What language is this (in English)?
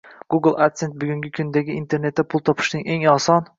Uzbek